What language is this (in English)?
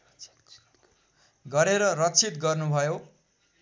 Nepali